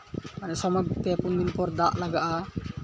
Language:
Santali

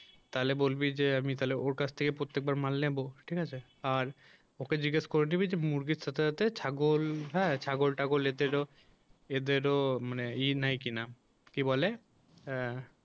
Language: Bangla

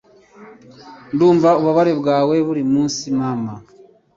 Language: Kinyarwanda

